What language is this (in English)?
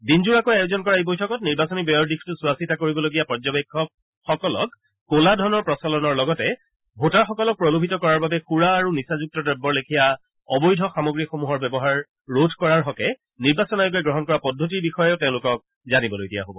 Assamese